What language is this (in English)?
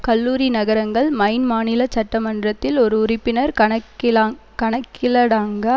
Tamil